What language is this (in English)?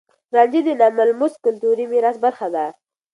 Pashto